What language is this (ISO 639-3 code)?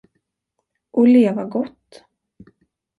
swe